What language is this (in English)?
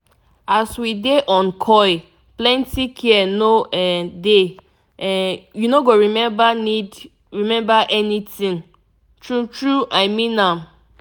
Nigerian Pidgin